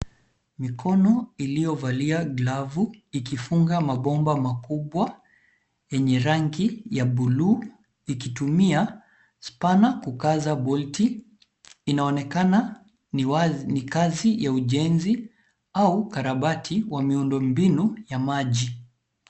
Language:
Swahili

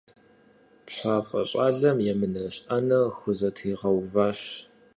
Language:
Kabardian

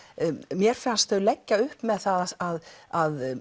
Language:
Icelandic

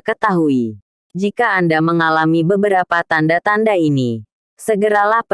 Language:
Indonesian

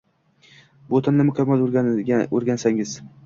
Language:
Uzbek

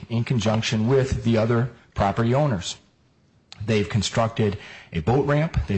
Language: English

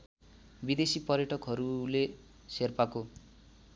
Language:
Nepali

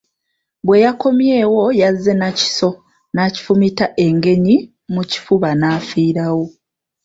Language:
Ganda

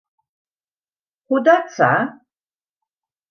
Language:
Western Frisian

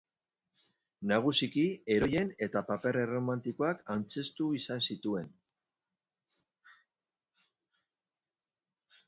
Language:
Basque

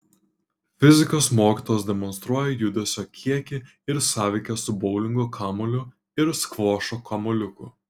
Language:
Lithuanian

